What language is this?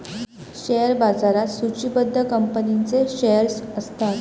Marathi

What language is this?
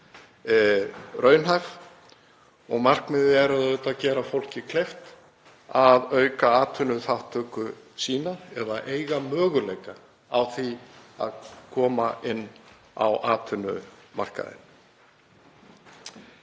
Icelandic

